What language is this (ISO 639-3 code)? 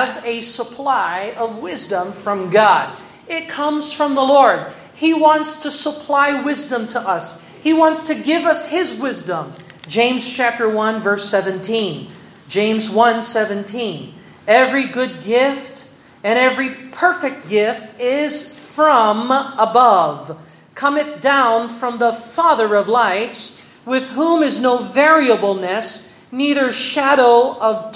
fil